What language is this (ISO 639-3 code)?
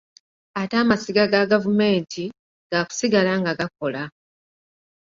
lug